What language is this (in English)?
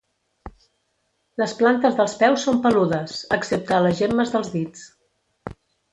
Catalan